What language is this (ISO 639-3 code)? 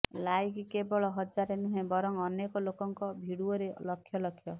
ori